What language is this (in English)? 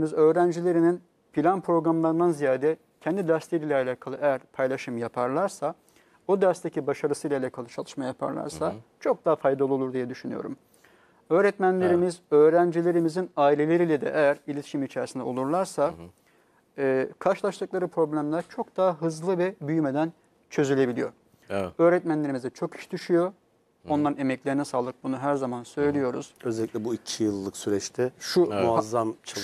Turkish